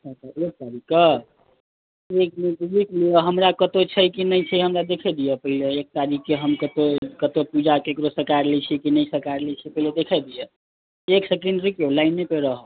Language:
Maithili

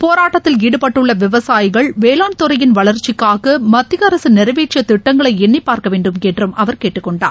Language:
Tamil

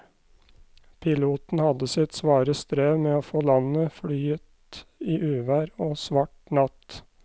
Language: Norwegian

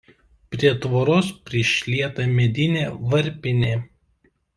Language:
Lithuanian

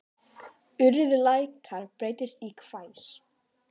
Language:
Icelandic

